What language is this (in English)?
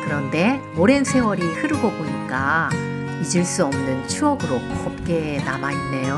Korean